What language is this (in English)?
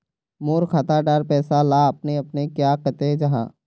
Magahi